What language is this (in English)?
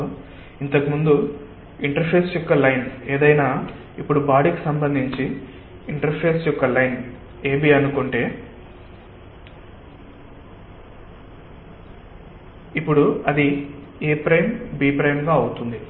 Telugu